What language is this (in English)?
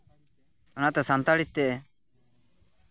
Santali